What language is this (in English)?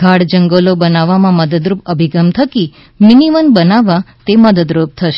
Gujarati